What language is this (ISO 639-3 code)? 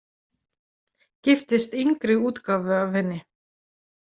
isl